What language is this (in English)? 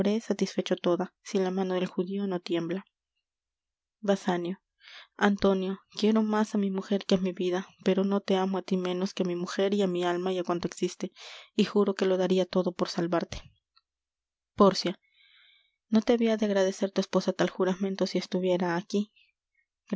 Spanish